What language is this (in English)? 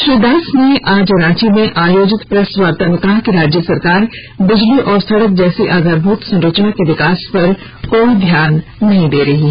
Hindi